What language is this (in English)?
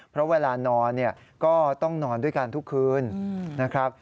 Thai